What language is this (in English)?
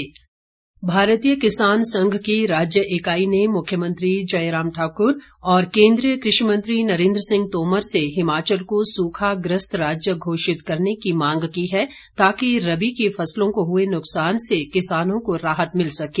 Hindi